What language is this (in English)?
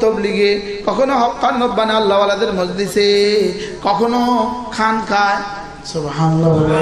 Bangla